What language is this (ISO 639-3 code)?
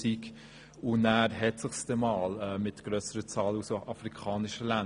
gsw